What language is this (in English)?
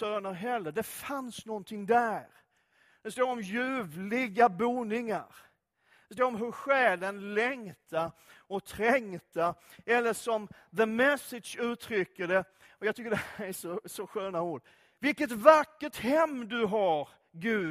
Swedish